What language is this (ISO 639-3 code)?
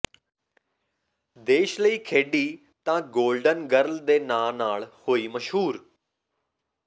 pan